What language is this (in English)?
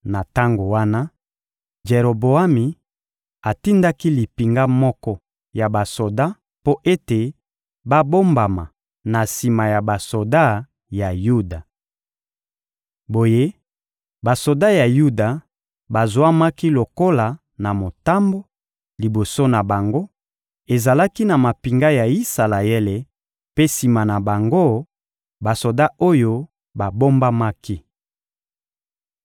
Lingala